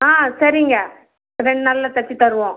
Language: Tamil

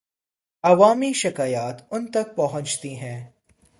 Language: Urdu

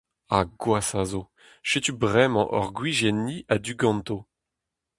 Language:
Breton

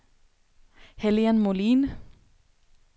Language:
Swedish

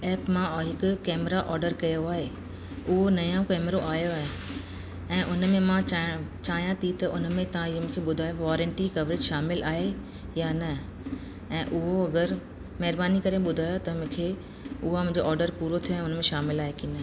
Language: Sindhi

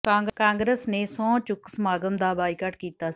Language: Punjabi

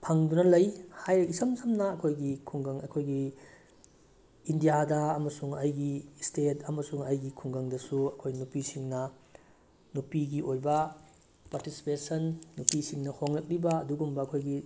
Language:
Manipuri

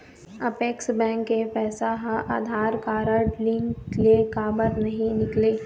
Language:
Chhattisgarhi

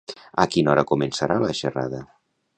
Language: Catalan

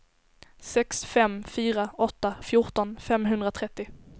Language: Swedish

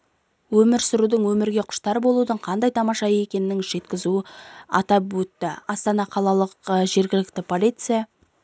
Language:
Kazakh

